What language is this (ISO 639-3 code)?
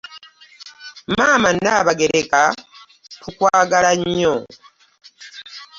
lug